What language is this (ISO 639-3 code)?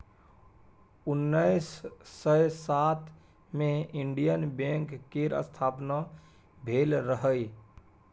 mai